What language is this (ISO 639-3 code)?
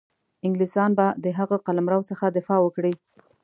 pus